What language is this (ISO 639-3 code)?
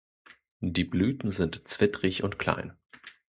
deu